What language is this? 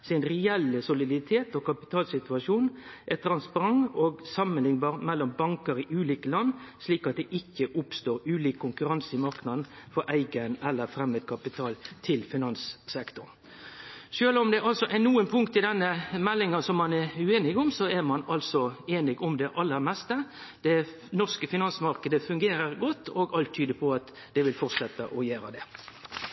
Norwegian Nynorsk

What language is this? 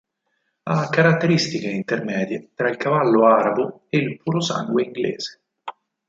Italian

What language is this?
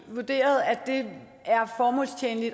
Danish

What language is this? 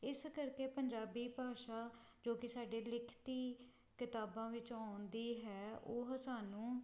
Punjabi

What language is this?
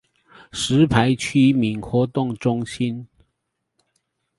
Chinese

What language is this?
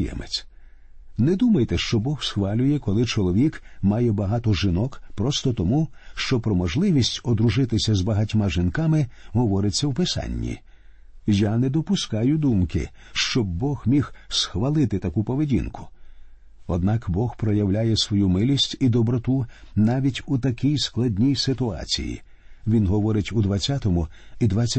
Ukrainian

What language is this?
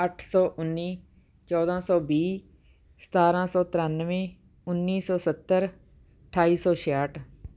Punjabi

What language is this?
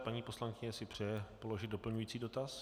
Czech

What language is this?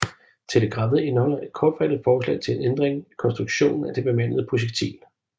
Danish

